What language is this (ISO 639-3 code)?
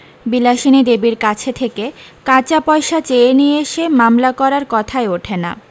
ben